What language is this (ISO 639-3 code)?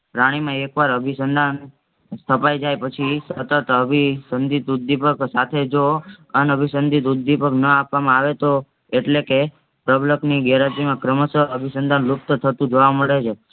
guj